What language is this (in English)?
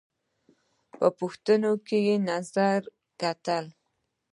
Pashto